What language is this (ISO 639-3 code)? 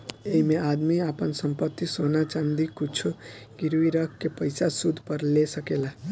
bho